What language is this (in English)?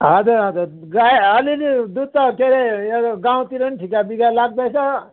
Nepali